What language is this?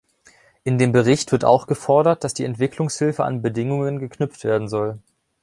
German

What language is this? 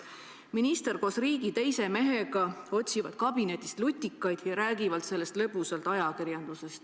Estonian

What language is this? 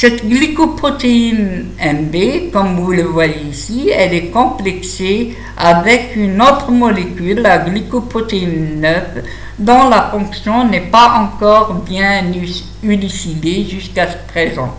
French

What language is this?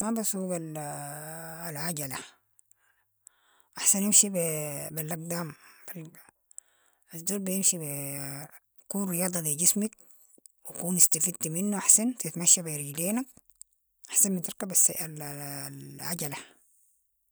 Sudanese Arabic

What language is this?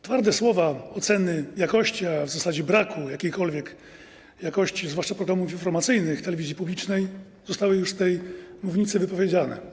Polish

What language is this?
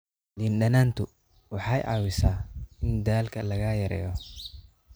Somali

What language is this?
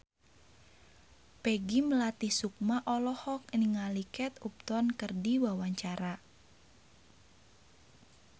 Sundanese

